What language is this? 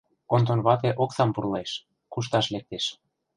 Mari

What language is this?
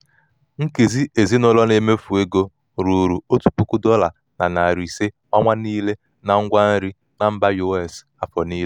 Igbo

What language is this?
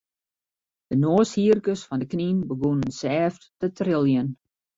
Western Frisian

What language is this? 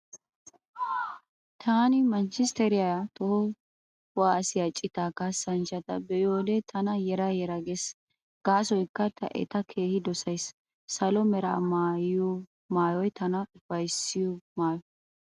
Wolaytta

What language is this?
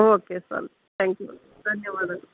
Kannada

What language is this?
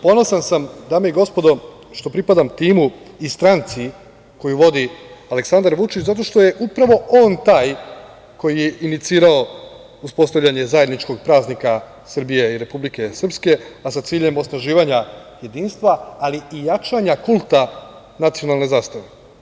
Serbian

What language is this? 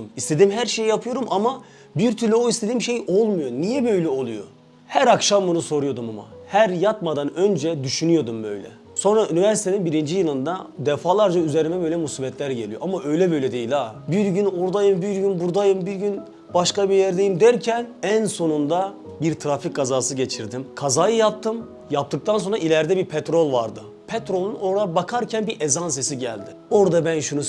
Turkish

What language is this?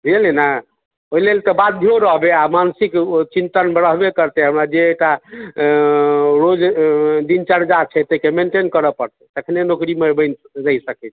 Maithili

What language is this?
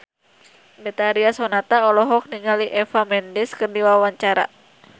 Sundanese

